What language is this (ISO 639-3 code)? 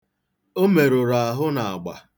ibo